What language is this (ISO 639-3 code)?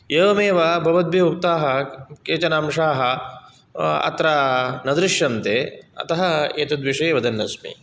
san